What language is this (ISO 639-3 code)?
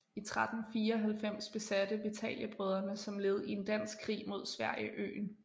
dan